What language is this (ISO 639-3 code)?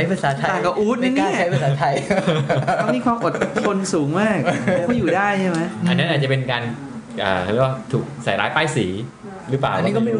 tha